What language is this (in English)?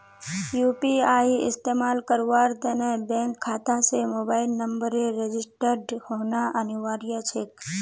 Magahi